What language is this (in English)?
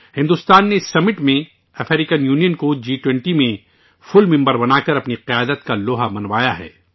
Urdu